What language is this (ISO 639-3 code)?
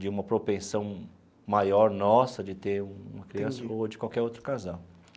por